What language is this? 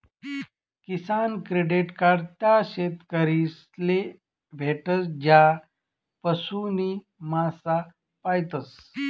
Marathi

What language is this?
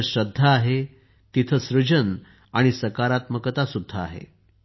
Marathi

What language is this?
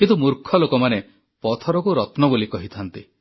Odia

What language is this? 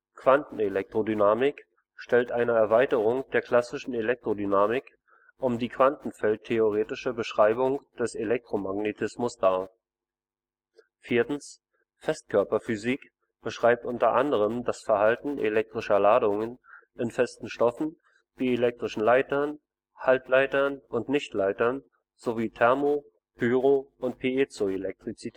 German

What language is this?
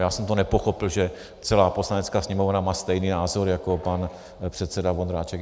Czech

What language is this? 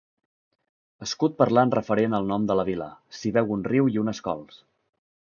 Catalan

